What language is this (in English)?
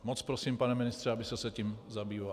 Czech